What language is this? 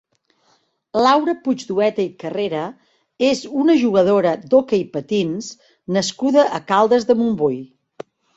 Catalan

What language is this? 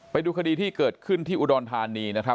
Thai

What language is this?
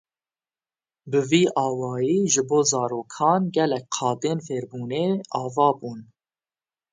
Kurdish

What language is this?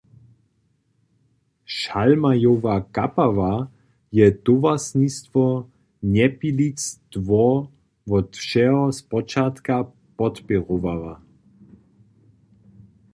Upper Sorbian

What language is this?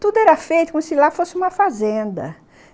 Portuguese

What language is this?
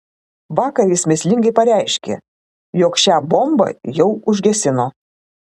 Lithuanian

